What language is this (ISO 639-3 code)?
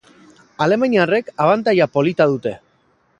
eus